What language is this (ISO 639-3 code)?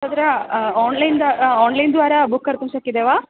san